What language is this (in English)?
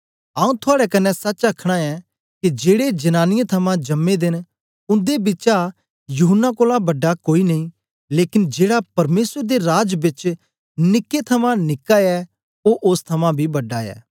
Dogri